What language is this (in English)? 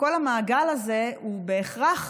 Hebrew